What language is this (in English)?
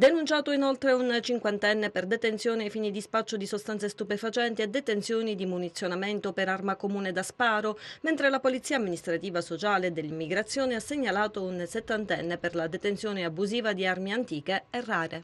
Italian